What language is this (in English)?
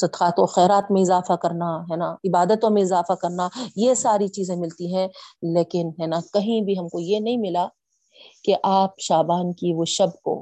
Urdu